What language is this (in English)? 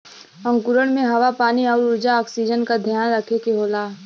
Bhojpuri